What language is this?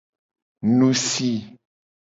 Gen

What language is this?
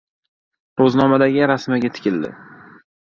Uzbek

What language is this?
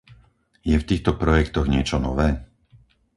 Slovak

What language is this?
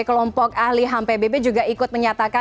Indonesian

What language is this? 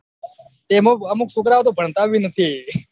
Gujarati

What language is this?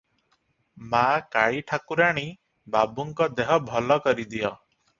Odia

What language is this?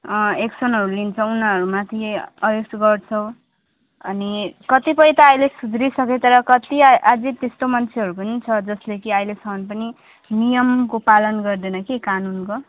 Nepali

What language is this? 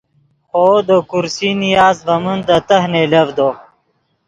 Yidgha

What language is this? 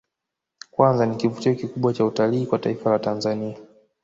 Swahili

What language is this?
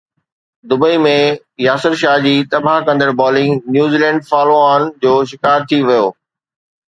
Sindhi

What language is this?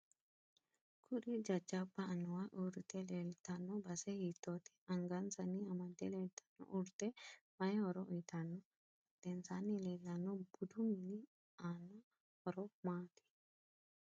Sidamo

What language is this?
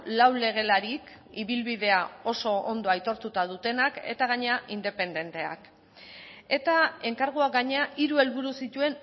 Basque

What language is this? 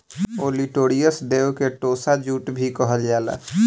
Bhojpuri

